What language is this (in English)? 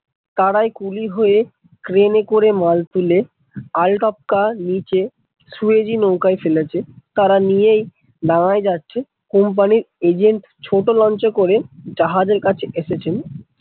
Bangla